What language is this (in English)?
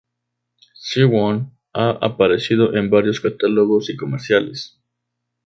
Spanish